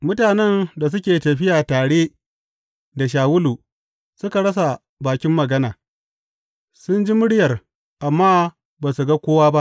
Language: Hausa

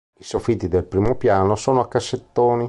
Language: Italian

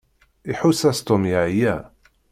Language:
Kabyle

